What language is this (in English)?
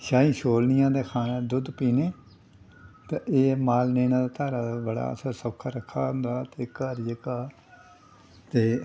Dogri